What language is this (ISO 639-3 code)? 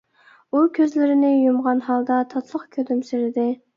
uig